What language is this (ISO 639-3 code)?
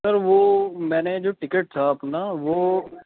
urd